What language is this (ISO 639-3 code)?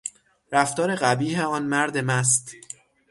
fas